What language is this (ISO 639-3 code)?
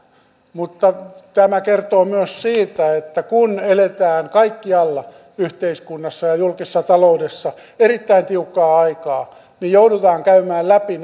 fin